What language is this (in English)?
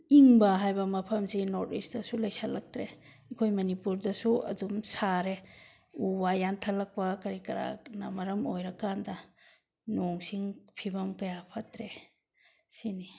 Manipuri